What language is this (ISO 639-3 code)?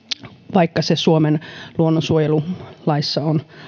fin